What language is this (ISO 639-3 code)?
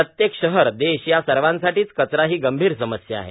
mar